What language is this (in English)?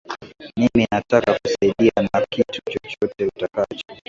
Swahili